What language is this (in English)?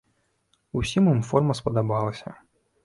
Belarusian